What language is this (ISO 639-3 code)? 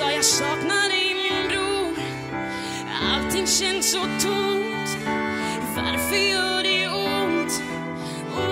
swe